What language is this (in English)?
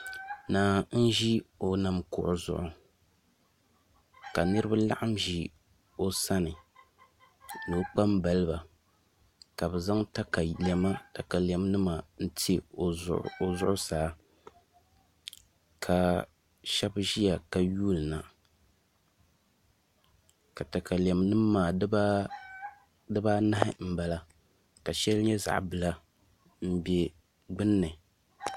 Dagbani